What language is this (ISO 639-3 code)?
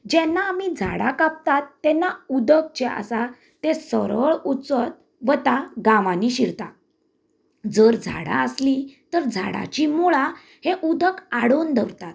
kok